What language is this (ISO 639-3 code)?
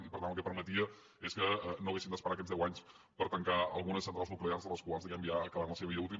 cat